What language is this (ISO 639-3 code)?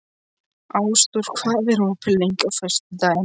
isl